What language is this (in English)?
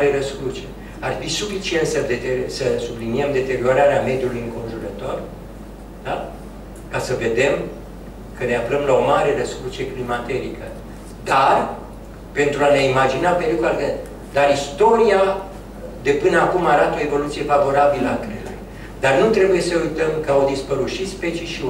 Romanian